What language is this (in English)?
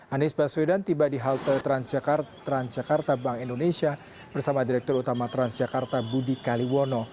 Indonesian